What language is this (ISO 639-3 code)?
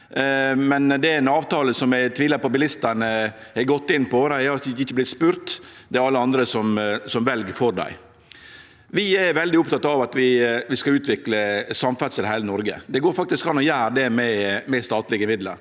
nor